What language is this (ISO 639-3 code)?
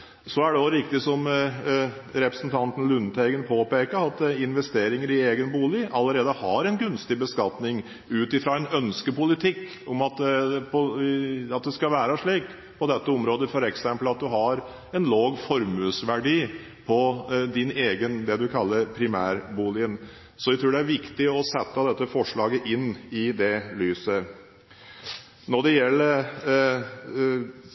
nob